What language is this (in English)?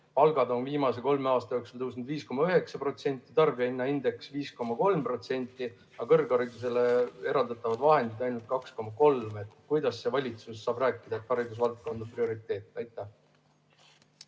Estonian